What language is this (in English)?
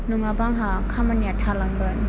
Bodo